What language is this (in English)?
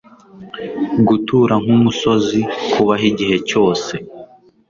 Kinyarwanda